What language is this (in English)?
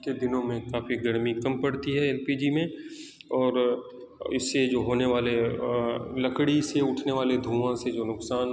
Urdu